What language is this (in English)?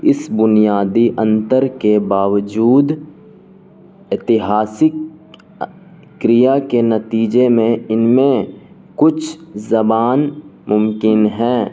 Urdu